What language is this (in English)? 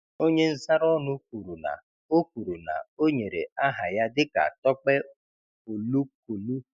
Igbo